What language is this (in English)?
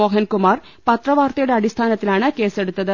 Malayalam